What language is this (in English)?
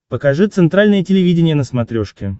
Russian